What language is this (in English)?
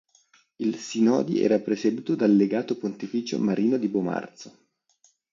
Italian